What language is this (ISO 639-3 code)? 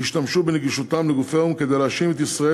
heb